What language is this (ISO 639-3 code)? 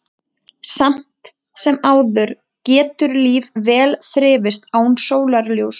isl